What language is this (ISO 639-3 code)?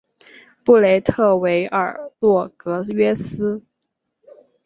zho